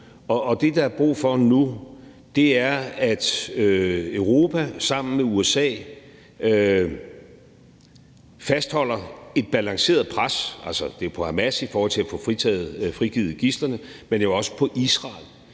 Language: Danish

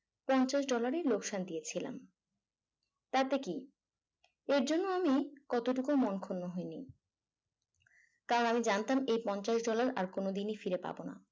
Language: Bangla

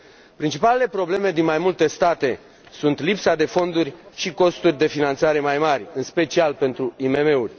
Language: Romanian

